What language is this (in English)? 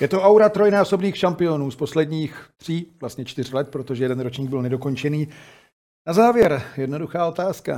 Czech